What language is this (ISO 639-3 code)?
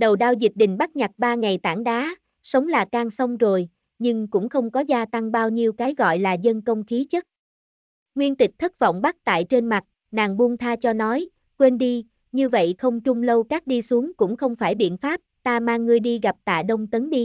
vie